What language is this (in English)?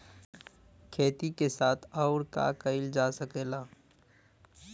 Bhojpuri